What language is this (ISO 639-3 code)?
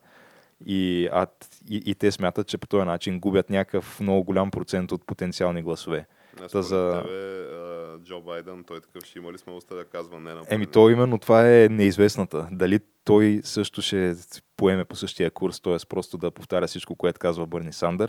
bul